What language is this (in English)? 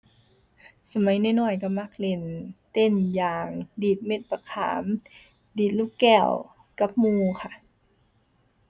Thai